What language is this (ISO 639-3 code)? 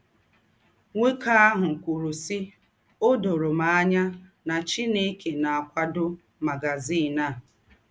ibo